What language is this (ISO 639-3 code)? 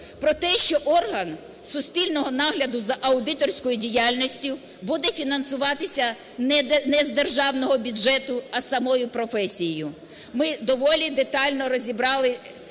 ukr